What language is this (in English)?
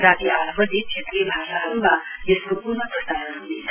Nepali